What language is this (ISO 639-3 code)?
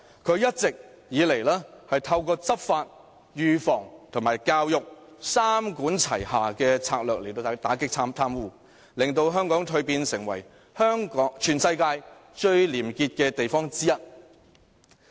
yue